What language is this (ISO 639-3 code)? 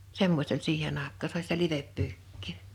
fin